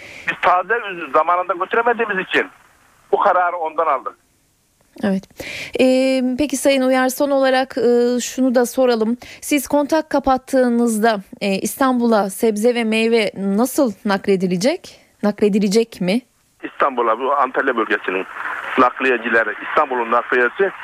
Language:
Turkish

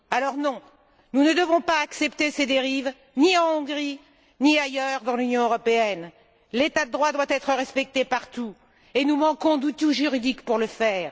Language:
French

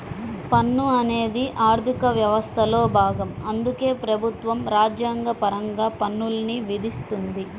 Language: Telugu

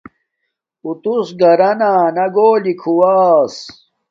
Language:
Domaaki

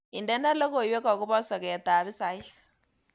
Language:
Kalenjin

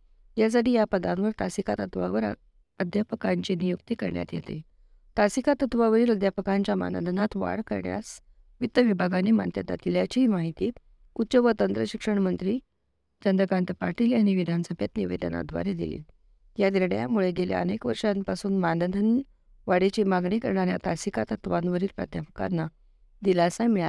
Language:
Marathi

